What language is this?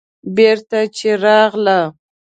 Pashto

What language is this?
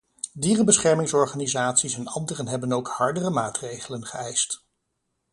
Dutch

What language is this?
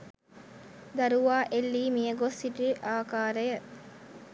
Sinhala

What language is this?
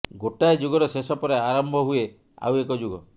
Odia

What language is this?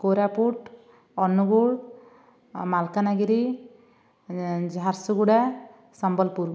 Odia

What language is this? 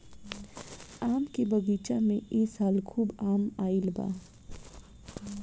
Bhojpuri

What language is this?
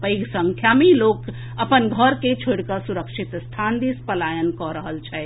Maithili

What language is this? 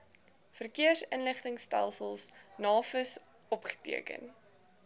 Afrikaans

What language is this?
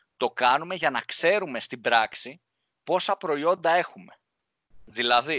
Greek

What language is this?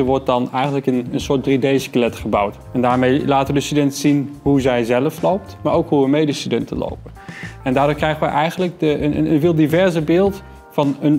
Dutch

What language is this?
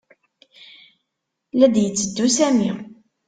Kabyle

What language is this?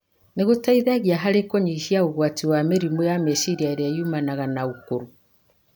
Kikuyu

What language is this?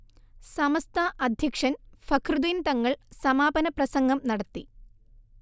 Malayalam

